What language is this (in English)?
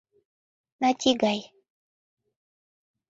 Mari